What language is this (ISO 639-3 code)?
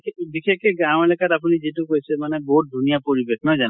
asm